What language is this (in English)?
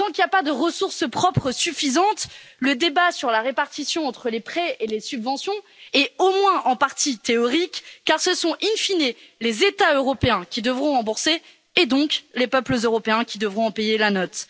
French